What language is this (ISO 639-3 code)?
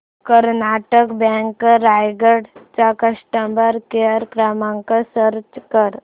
mar